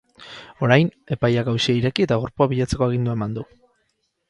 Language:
Basque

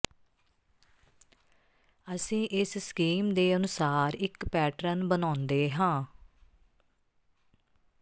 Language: Punjabi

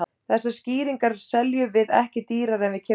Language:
Icelandic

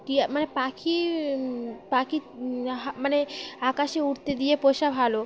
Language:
Bangla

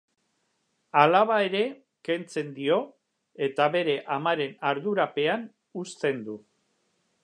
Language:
Basque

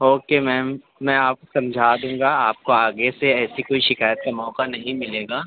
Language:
Urdu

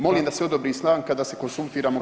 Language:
Croatian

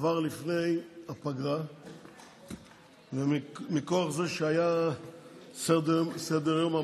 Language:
Hebrew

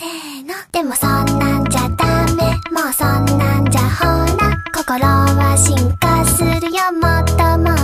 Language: Japanese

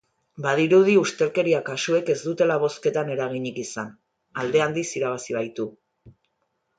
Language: Basque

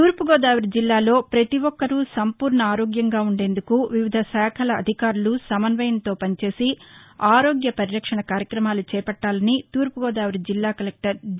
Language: Telugu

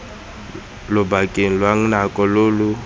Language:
Tswana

